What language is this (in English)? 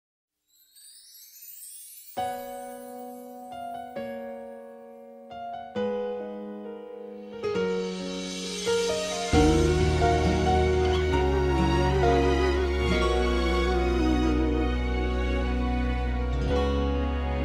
Korean